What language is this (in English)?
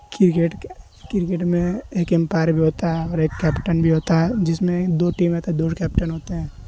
Urdu